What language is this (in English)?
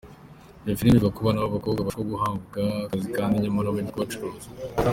Kinyarwanda